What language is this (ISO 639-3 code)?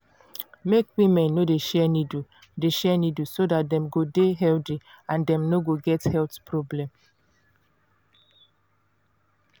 pcm